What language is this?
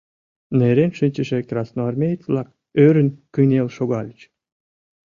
Mari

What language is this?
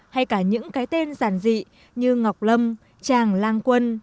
Vietnamese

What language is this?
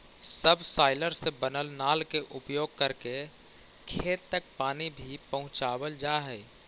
Magahi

